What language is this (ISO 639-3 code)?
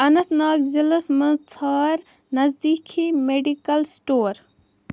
kas